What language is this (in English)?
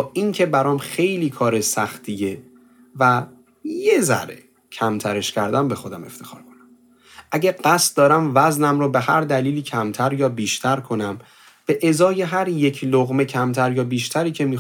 Persian